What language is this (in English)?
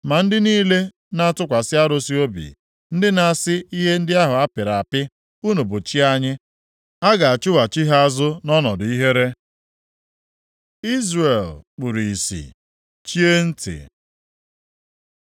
Igbo